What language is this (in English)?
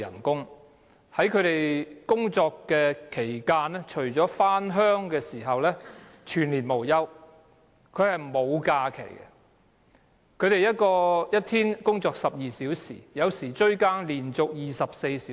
Cantonese